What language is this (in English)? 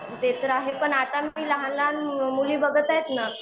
Marathi